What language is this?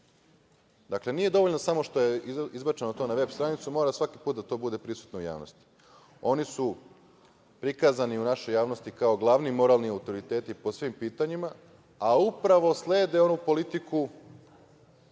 Serbian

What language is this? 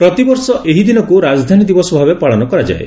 Odia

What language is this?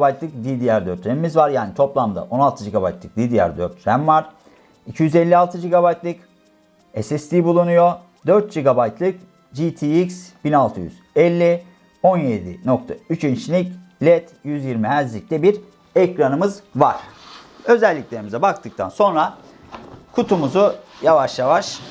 Turkish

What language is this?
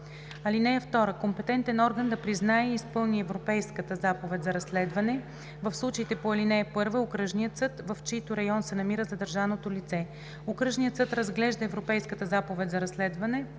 Bulgarian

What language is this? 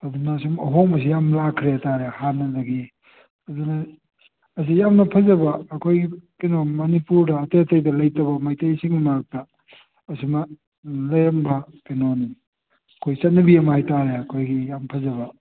Manipuri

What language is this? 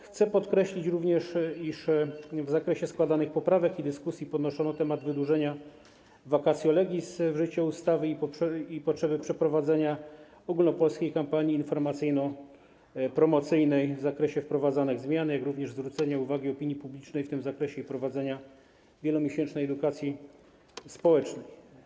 Polish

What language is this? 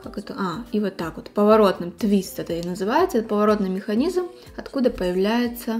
Russian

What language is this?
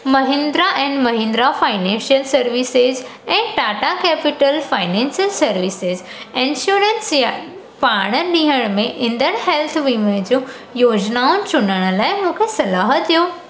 Sindhi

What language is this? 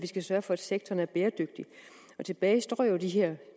Danish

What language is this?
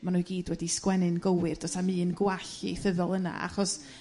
Welsh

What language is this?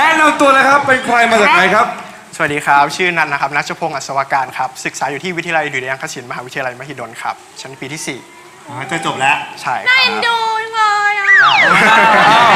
Thai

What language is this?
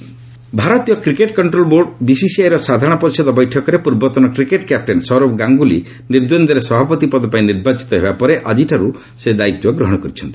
Odia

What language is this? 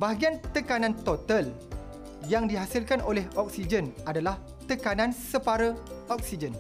Malay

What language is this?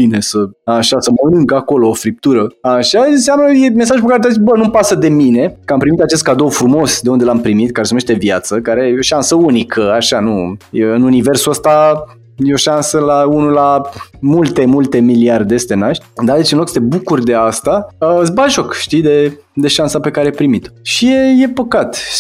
Romanian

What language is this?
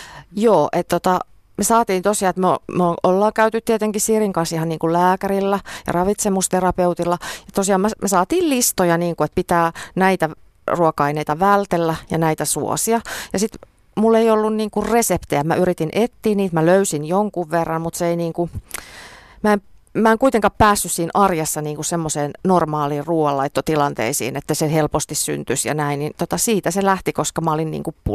Finnish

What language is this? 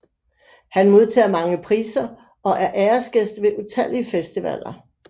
Danish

